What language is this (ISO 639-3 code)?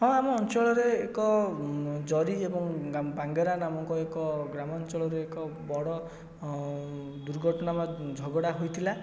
ori